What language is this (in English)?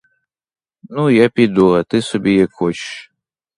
Ukrainian